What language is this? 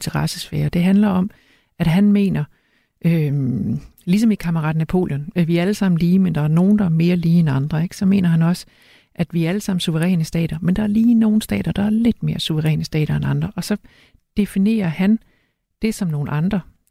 Danish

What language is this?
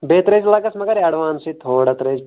Kashmiri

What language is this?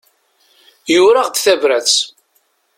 Kabyle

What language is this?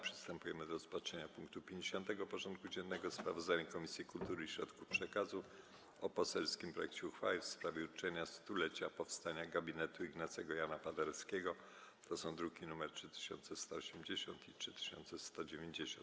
Polish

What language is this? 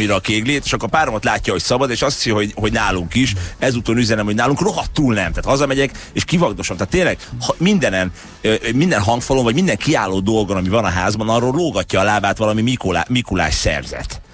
Hungarian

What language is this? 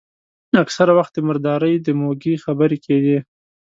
Pashto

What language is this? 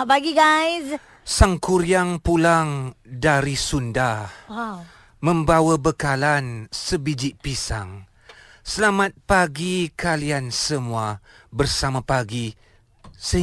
Malay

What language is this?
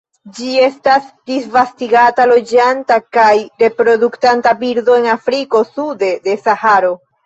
Esperanto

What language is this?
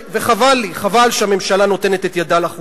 Hebrew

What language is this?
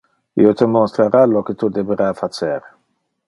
Interlingua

